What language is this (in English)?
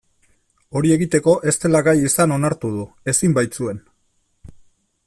Basque